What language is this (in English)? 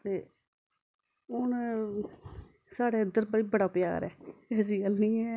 Dogri